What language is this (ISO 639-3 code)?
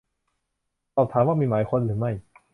tha